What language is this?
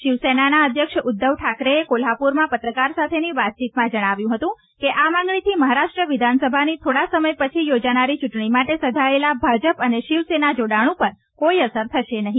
Gujarati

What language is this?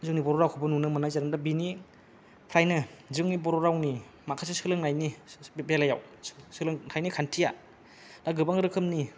Bodo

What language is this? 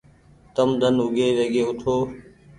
Goaria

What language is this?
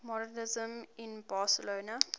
English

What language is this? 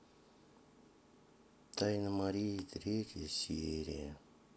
Russian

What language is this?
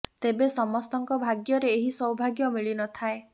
Odia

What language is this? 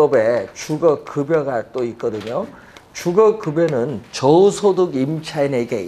Korean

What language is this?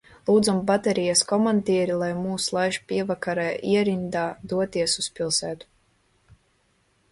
Latvian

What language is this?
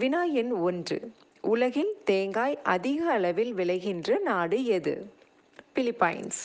Tamil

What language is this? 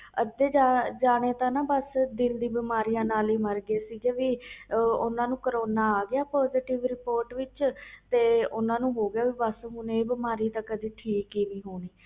Punjabi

